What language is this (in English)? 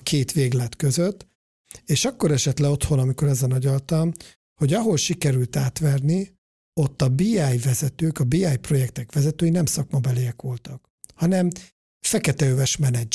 Hungarian